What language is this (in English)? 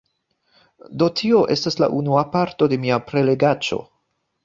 Esperanto